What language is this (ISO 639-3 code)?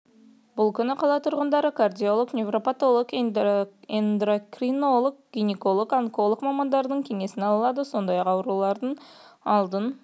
kaz